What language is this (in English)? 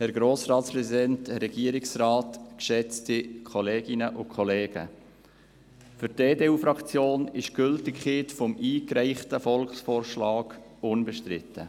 Swiss German